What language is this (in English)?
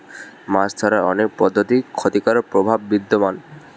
Bangla